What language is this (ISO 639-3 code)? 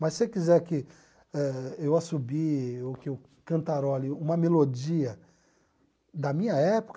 por